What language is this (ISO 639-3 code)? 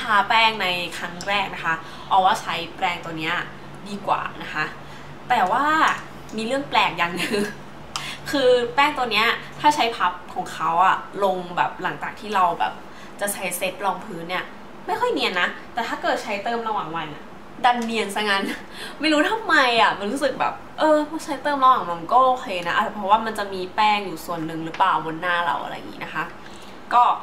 tha